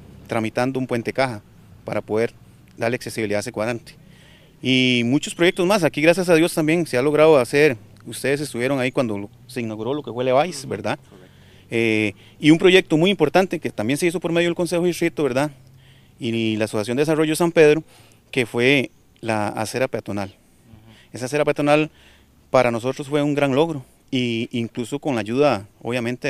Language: Spanish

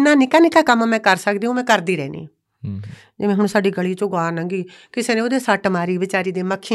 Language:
Punjabi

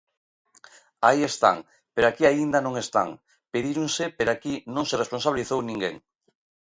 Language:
Galician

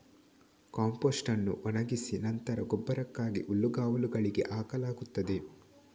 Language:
Kannada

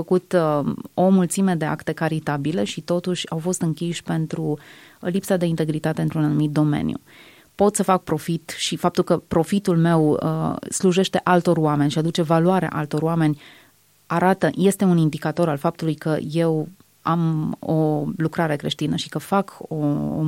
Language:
Romanian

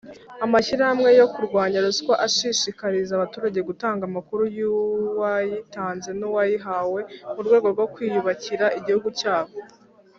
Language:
Kinyarwanda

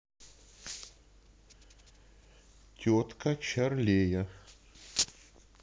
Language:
Russian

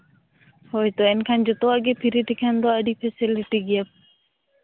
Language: Santali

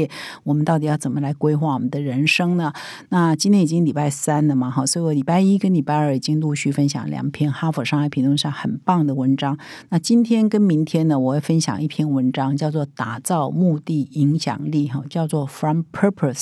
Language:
Chinese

